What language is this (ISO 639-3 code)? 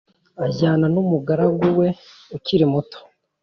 kin